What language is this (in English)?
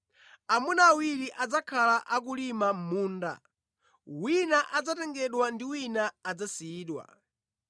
Nyanja